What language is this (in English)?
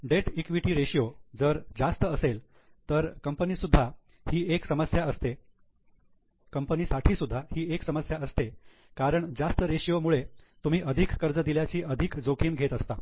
Marathi